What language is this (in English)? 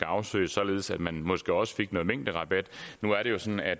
Danish